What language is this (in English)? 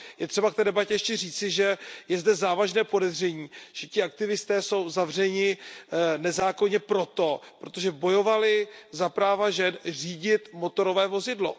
Czech